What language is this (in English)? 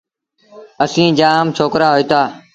Sindhi Bhil